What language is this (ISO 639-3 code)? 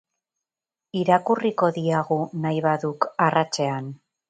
eus